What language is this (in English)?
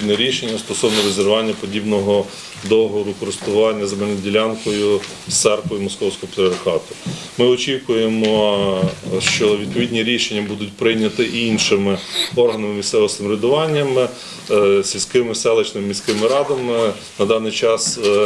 Ukrainian